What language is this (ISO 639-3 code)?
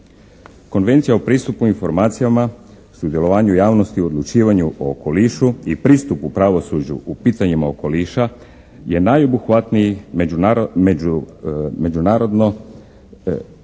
hrv